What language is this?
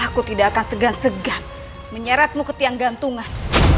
Indonesian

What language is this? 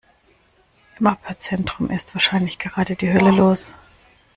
German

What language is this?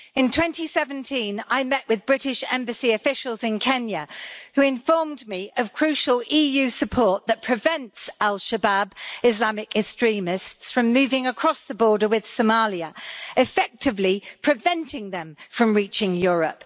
English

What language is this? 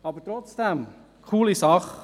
Swiss German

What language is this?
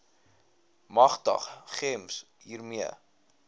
Afrikaans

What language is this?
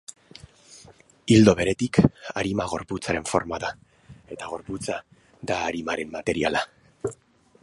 Basque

